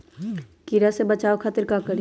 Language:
Magahi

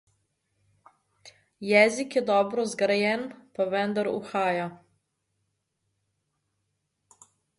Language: Slovenian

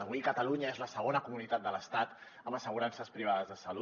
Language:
Catalan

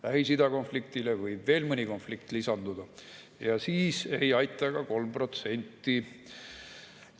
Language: Estonian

